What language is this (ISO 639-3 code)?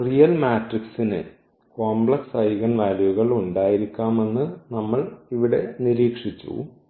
mal